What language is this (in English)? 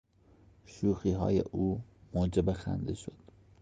Persian